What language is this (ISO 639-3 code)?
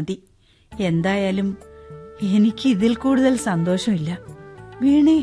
mal